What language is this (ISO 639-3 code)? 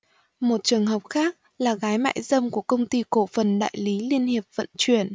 vie